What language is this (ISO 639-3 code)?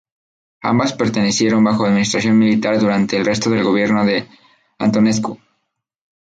spa